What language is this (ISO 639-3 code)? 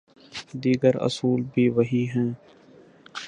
urd